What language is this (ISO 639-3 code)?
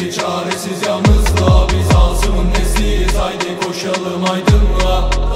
tur